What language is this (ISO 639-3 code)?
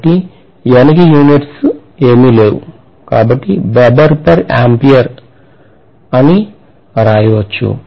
tel